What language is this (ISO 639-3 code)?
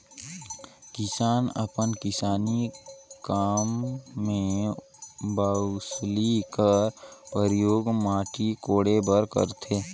hne